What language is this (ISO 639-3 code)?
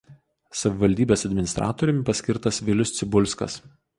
lit